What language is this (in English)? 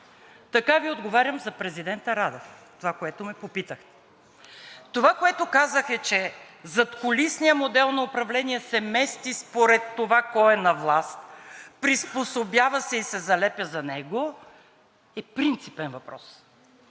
Bulgarian